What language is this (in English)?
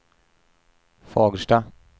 Swedish